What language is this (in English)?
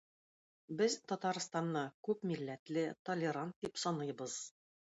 Tatar